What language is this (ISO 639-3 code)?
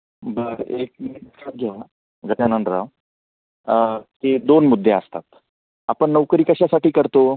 mar